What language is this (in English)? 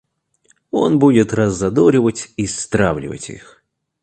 Russian